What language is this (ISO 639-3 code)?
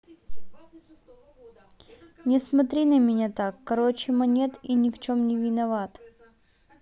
rus